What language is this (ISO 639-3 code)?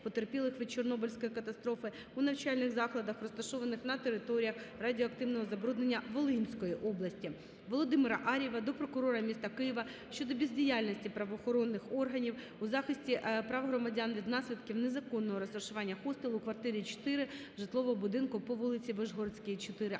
ukr